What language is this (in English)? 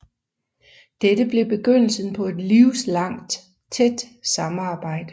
Danish